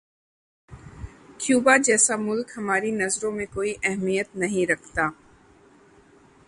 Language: Urdu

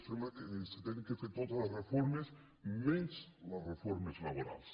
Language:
Catalan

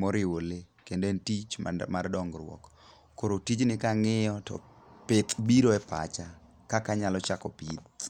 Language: Luo (Kenya and Tanzania)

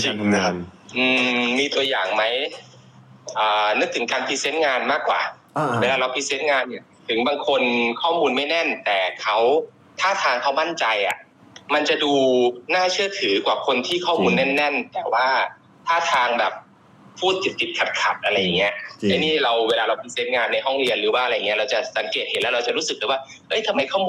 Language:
Thai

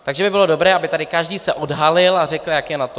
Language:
Czech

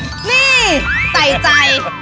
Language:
Thai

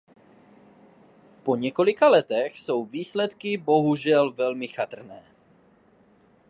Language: Czech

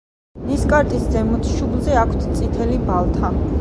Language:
Georgian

